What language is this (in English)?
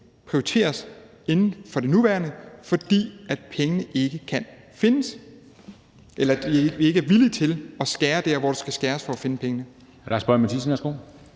Danish